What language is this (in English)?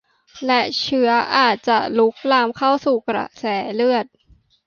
Thai